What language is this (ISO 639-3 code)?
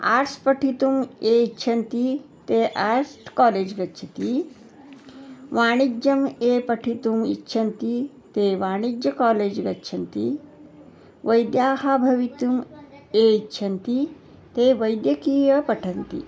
san